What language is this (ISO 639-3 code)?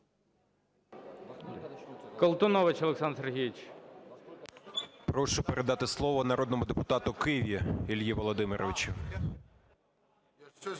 ukr